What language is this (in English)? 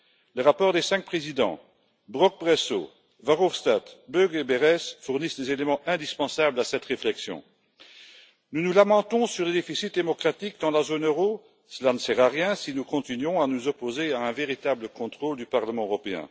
French